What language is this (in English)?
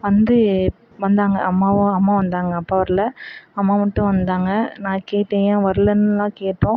Tamil